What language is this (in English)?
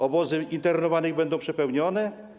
Polish